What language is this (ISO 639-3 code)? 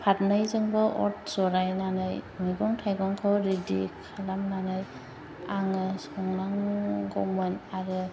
brx